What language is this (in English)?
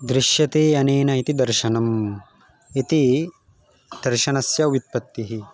Sanskrit